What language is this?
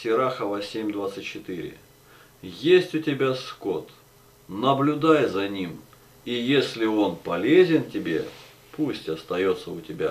Russian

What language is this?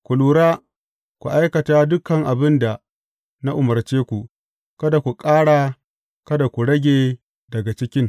Hausa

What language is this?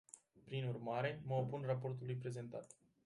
Romanian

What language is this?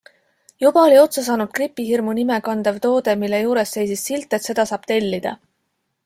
Estonian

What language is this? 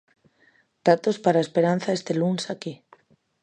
Galician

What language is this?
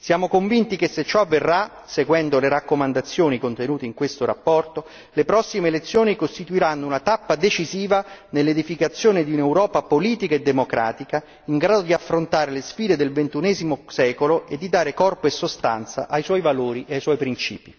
Italian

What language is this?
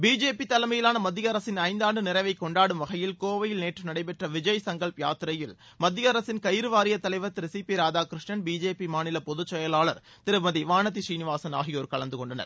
Tamil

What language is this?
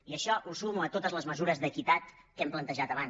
Catalan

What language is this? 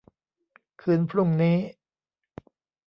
Thai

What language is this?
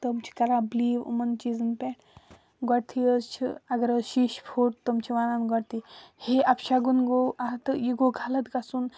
Kashmiri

